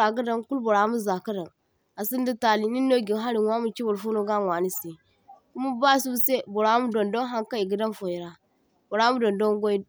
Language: Zarma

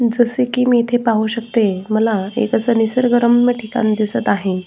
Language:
Marathi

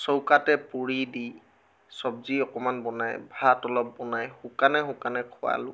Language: Assamese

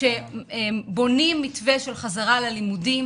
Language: Hebrew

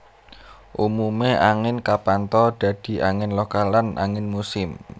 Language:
Javanese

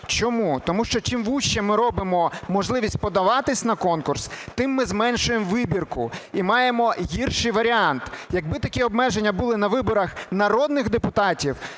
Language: Ukrainian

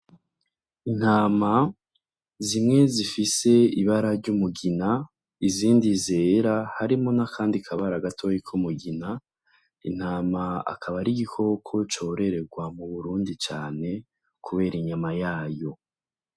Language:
Rundi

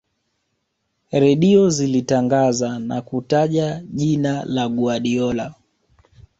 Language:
Swahili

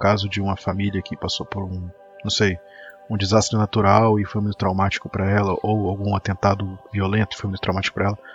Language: Portuguese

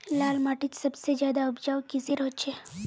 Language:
Magahi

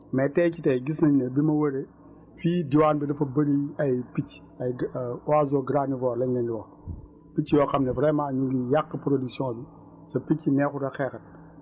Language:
Wolof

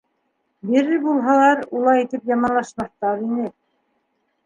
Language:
Bashkir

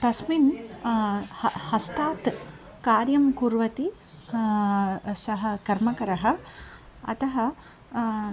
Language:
Sanskrit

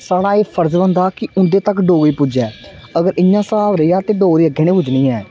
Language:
Dogri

